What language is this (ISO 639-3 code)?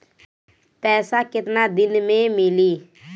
bho